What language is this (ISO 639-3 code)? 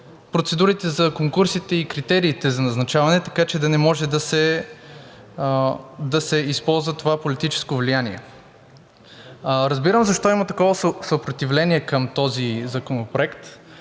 bul